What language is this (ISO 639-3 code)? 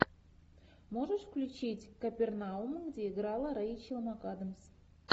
rus